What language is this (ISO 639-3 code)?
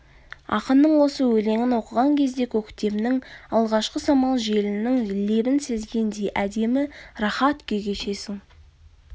kaz